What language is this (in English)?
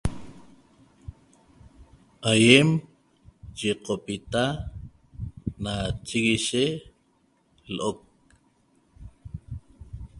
Toba